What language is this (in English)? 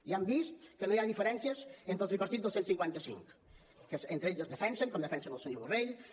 Catalan